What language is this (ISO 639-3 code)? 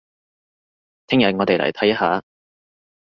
yue